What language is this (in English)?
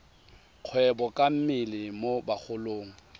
Tswana